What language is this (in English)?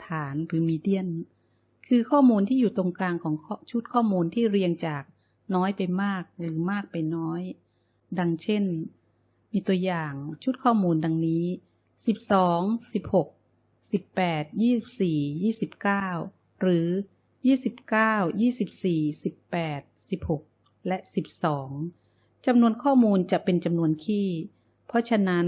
Thai